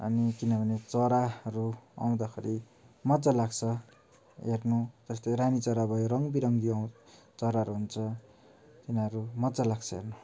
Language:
Nepali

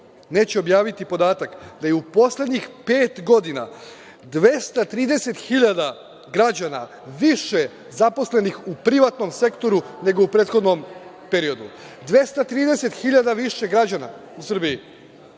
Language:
Serbian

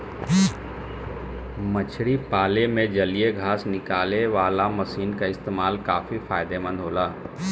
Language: Bhojpuri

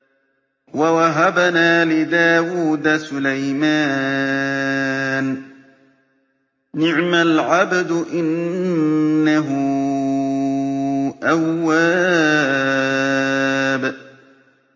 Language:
Arabic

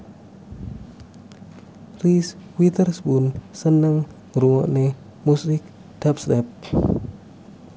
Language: Javanese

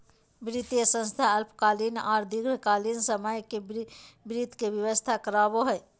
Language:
Magahi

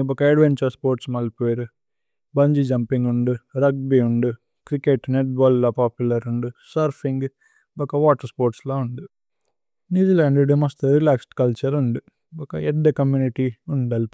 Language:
Tulu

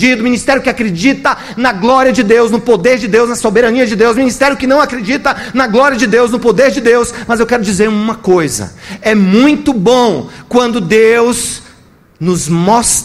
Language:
Portuguese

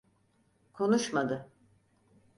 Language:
Turkish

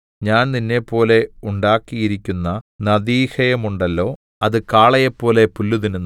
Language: Malayalam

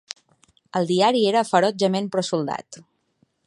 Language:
Catalan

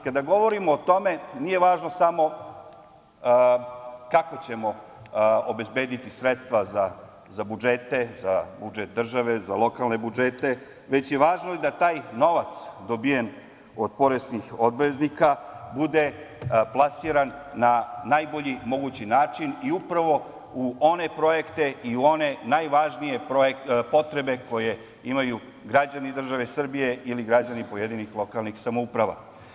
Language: Serbian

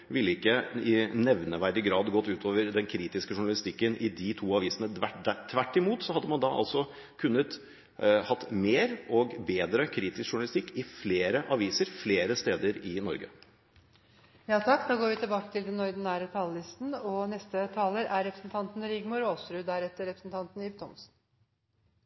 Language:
Norwegian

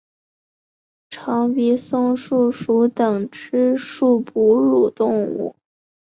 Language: Chinese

